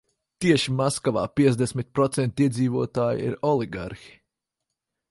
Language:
Latvian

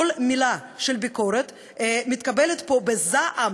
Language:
Hebrew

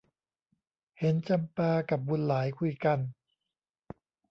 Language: Thai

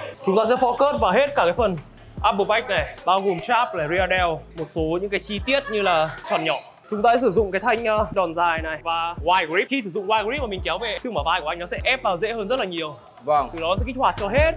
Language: Vietnamese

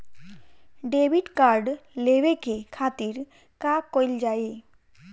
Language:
Bhojpuri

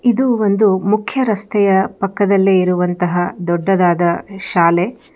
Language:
Kannada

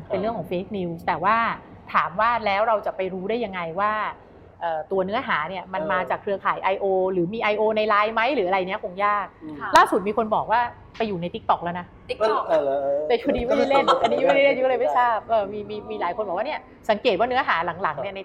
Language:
Thai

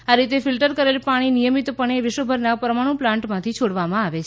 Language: Gujarati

